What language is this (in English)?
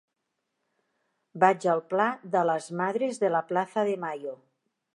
Catalan